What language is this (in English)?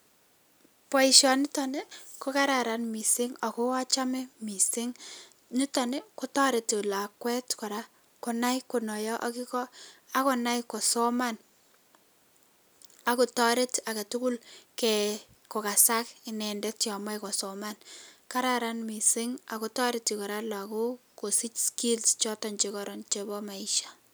Kalenjin